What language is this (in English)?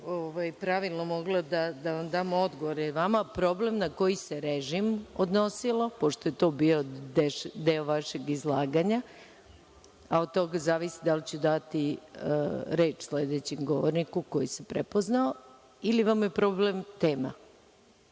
Serbian